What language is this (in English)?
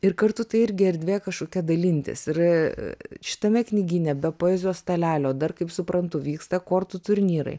Lithuanian